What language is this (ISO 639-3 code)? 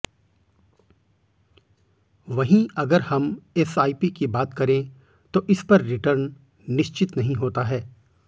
hin